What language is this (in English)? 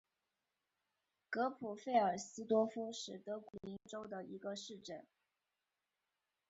Chinese